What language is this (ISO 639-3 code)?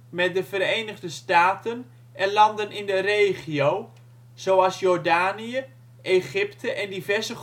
nld